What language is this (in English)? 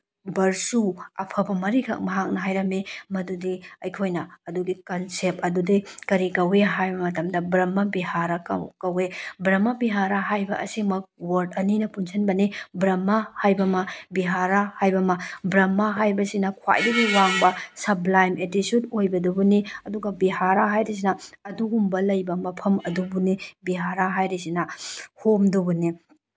Manipuri